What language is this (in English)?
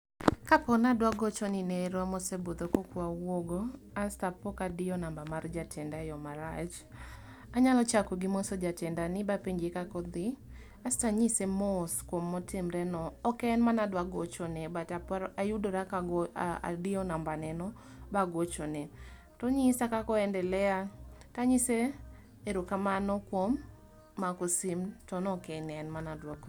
Luo (Kenya and Tanzania)